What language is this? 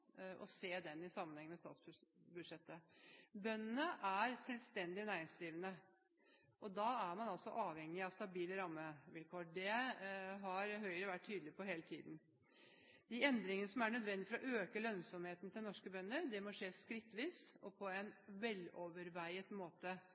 Norwegian Bokmål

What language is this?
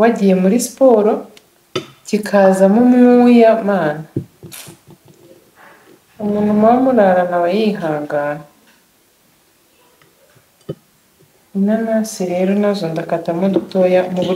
Russian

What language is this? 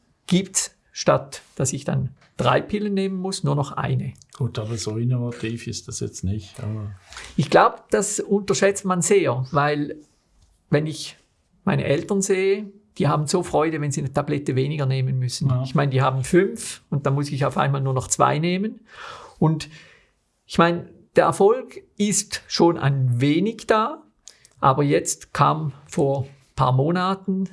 German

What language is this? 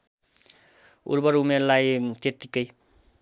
Nepali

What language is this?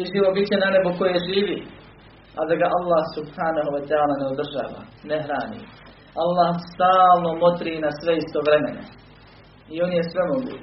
Croatian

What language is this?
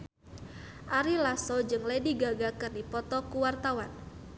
Sundanese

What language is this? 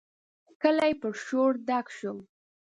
Pashto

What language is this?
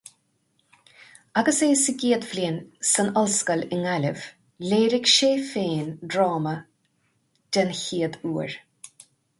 Irish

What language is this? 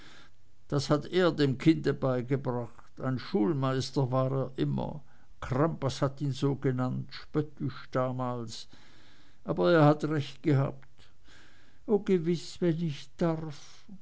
German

